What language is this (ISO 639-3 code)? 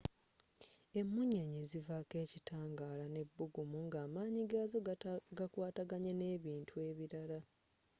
lug